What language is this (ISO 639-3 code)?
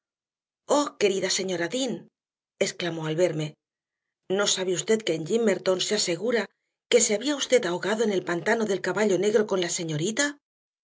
spa